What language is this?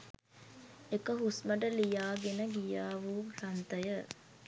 Sinhala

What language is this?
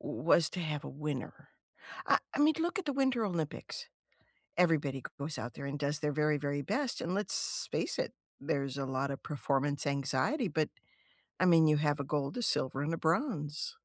English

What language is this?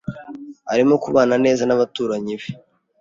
Kinyarwanda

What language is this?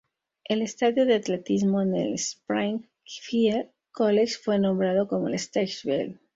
Spanish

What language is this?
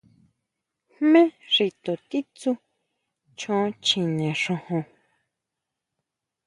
Huautla Mazatec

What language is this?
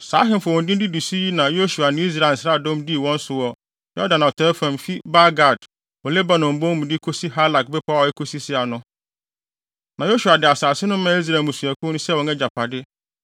Akan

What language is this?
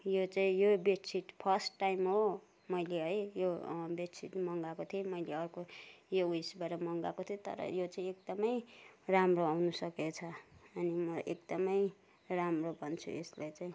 Nepali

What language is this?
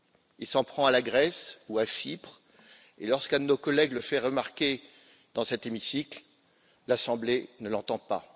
French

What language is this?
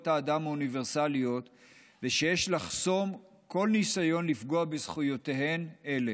Hebrew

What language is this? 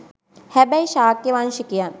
Sinhala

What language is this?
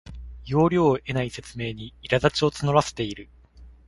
Japanese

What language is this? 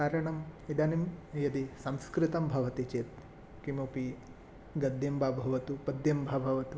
Sanskrit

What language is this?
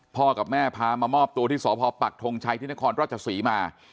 Thai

